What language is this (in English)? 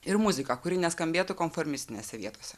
Lithuanian